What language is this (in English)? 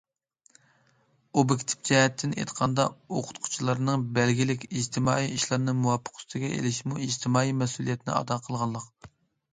Uyghur